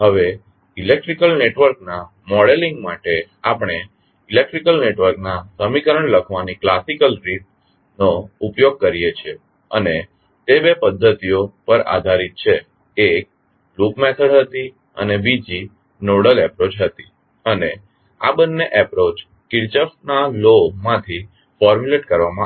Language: Gujarati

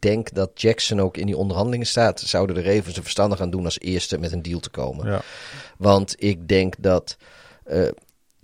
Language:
Dutch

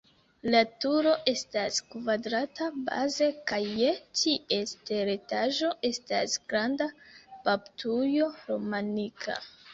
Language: Esperanto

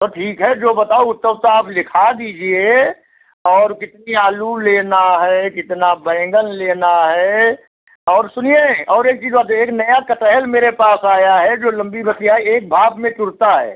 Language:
Hindi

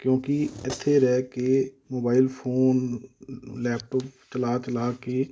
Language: Punjabi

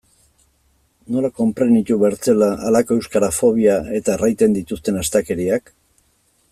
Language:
Basque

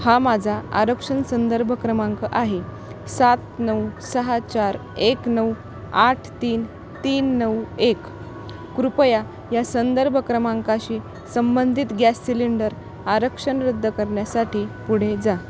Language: Marathi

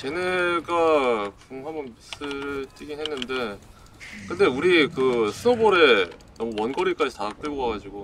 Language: Korean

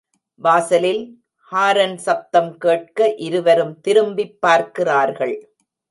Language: Tamil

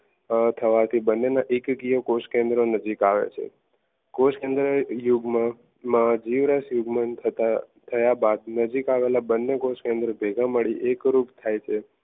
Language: Gujarati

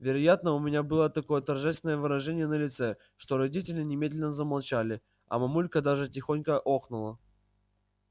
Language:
Russian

